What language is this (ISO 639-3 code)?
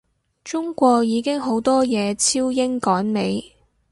yue